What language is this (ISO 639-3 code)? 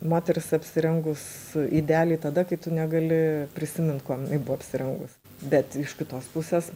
lit